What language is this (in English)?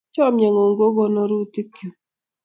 Kalenjin